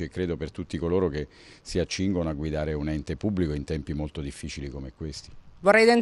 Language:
Italian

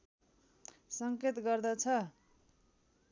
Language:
Nepali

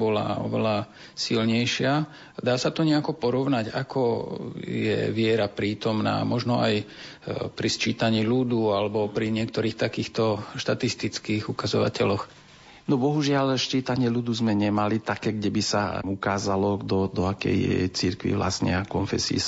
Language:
Slovak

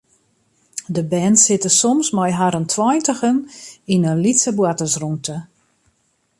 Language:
Western Frisian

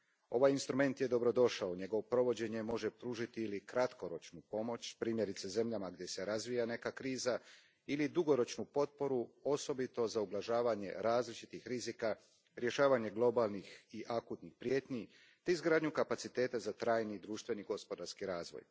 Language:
Croatian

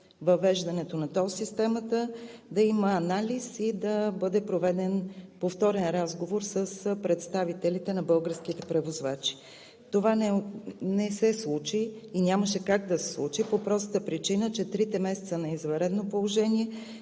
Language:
Bulgarian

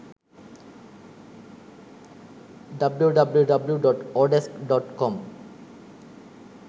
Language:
Sinhala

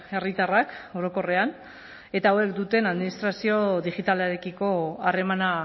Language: Basque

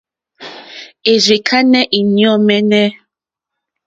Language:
Mokpwe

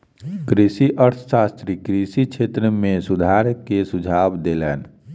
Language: Maithili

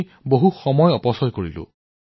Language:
Assamese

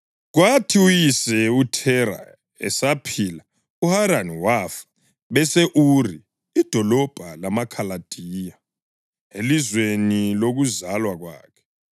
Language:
North Ndebele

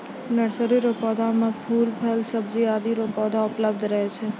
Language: Maithili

